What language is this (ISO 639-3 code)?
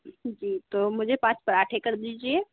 hin